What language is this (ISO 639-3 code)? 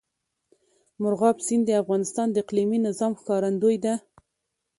pus